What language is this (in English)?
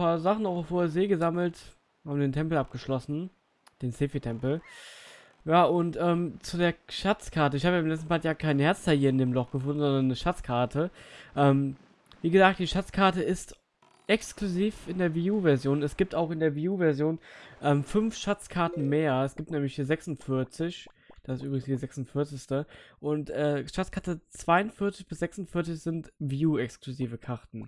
German